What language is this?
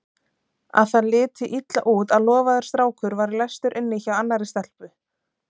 Icelandic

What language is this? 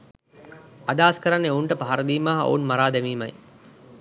Sinhala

